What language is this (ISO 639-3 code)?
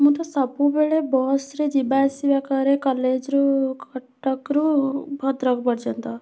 ori